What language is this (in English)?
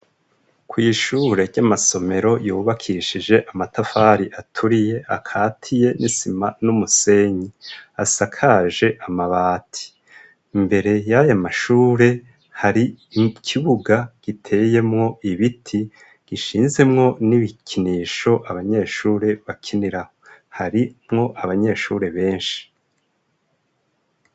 Rundi